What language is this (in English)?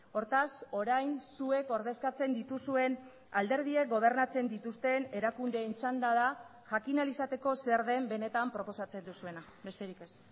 Basque